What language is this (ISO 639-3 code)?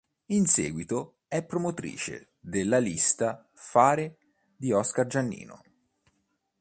ita